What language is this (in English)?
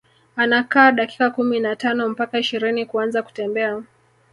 Swahili